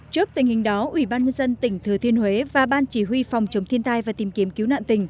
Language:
Vietnamese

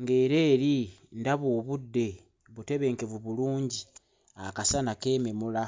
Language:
Ganda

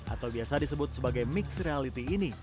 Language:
Indonesian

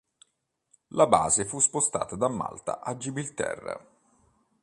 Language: Italian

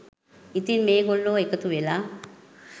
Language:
Sinhala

